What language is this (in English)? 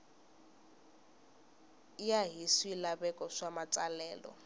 Tsonga